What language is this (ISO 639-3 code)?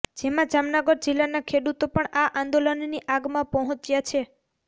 guj